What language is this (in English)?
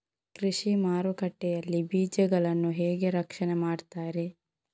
Kannada